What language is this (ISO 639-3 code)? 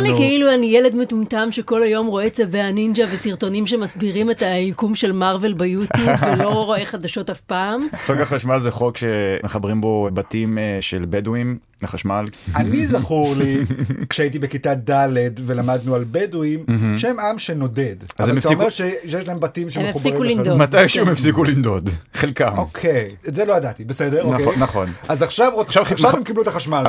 heb